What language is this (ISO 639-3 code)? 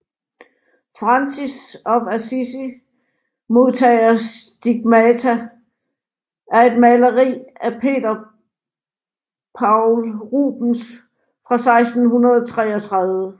dan